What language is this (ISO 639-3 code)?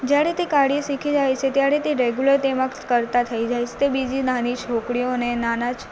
guj